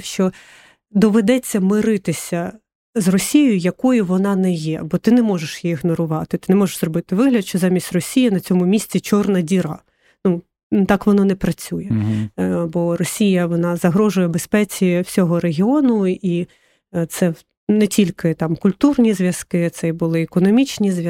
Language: Ukrainian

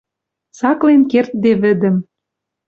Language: Western Mari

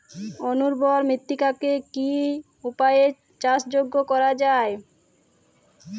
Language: Bangla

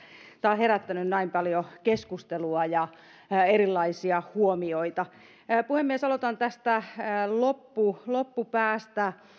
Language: Finnish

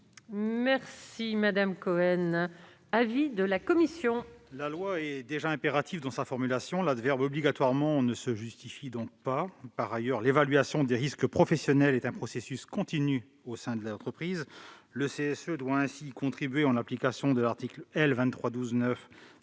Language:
French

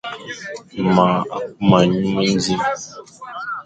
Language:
Fang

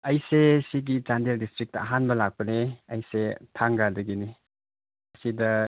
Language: Manipuri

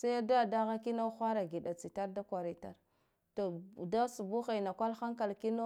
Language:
Guduf-Gava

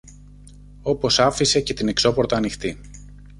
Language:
Greek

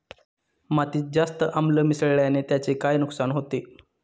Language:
Marathi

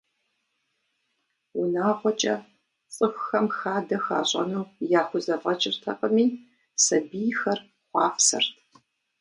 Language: Kabardian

